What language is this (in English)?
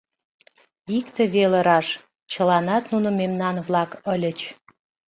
Mari